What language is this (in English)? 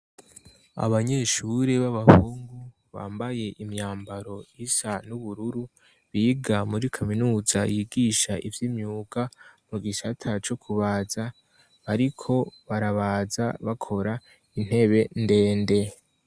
Rundi